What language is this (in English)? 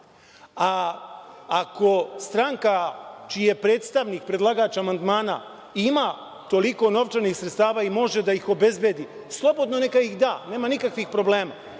Serbian